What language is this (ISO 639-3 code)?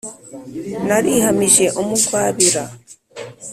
kin